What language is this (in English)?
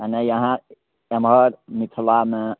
Maithili